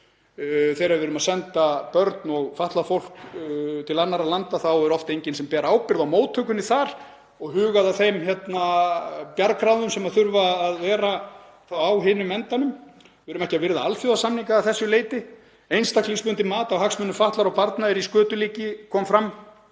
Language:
Icelandic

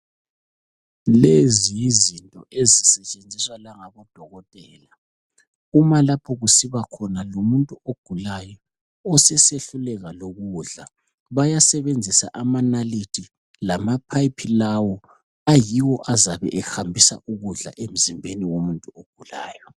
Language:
North Ndebele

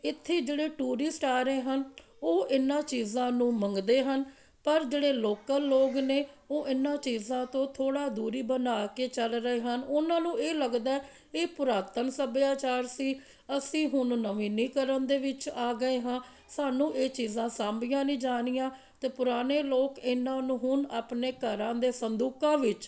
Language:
Punjabi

